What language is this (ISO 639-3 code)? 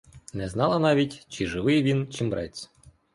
ukr